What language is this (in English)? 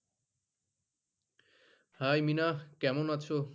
Bangla